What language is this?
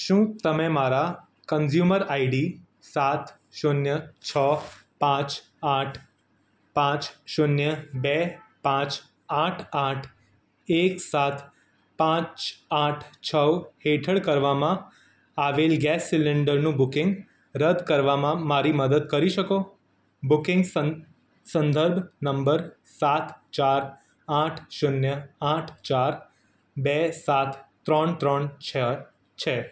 Gujarati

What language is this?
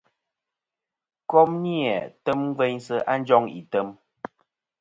Kom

